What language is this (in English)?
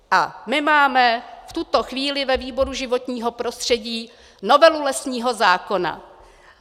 Czech